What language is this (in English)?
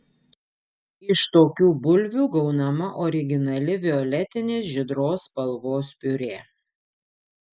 Lithuanian